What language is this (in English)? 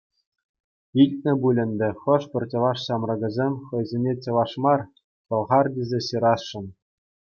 Chuvash